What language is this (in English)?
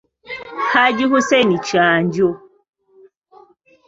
Ganda